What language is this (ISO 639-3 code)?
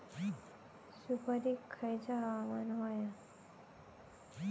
mar